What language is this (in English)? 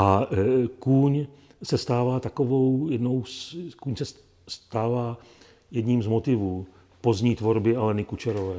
Czech